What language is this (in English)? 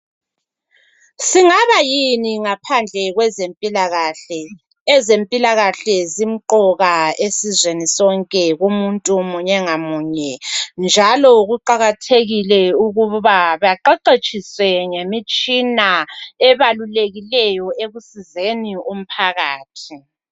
North Ndebele